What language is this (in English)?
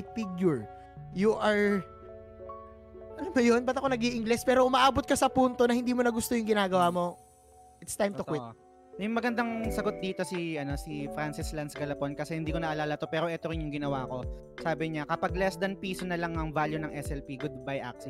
Filipino